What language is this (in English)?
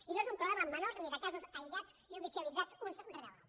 Catalan